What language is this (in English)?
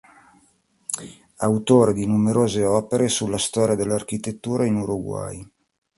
Italian